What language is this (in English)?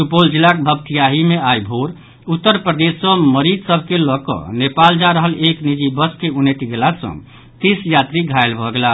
Maithili